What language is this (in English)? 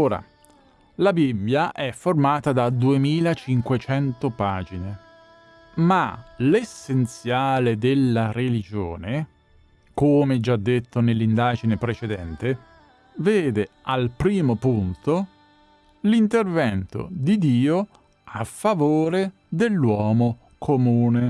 Italian